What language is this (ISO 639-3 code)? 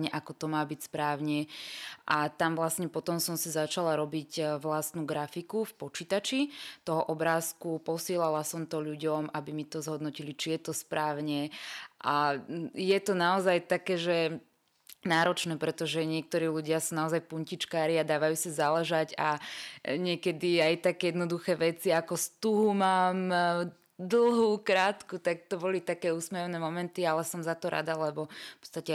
slk